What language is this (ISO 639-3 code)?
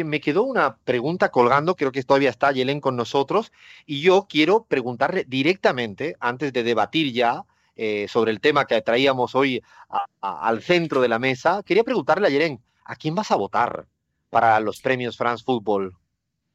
spa